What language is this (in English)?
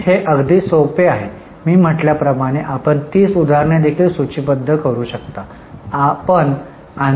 Marathi